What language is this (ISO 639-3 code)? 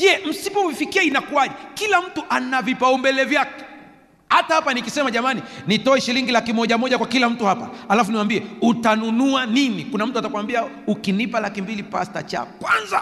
swa